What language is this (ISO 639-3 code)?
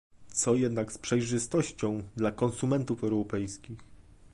pol